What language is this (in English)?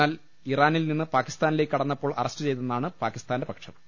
Malayalam